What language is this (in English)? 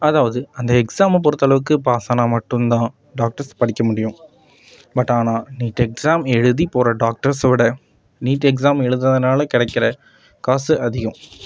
Tamil